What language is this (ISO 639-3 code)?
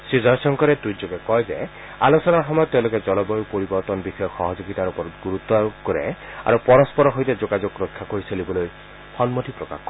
asm